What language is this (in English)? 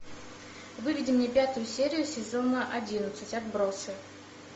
Russian